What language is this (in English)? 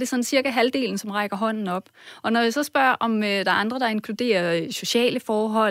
Danish